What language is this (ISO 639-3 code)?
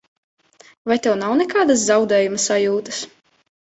lav